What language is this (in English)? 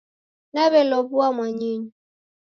Taita